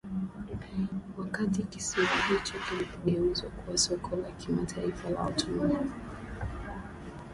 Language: Swahili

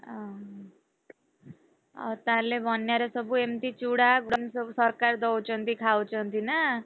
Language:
Odia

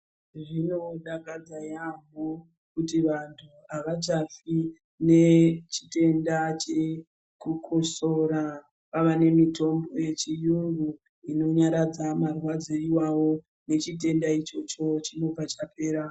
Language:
Ndau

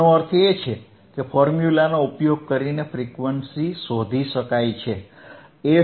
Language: Gujarati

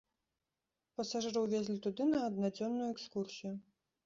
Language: Belarusian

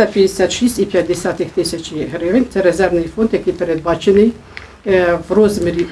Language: Ukrainian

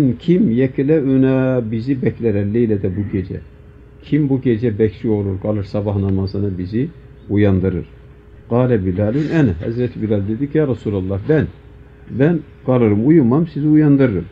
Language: Turkish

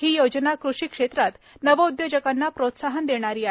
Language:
Marathi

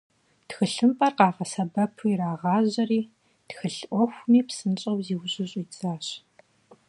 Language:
Kabardian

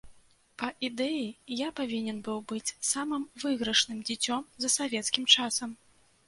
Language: Belarusian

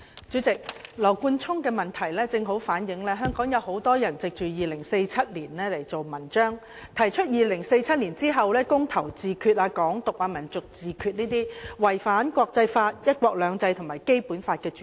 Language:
Cantonese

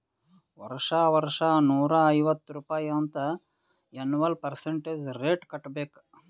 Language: Kannada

